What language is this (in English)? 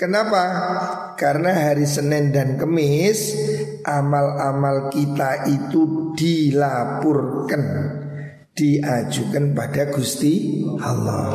Indonesian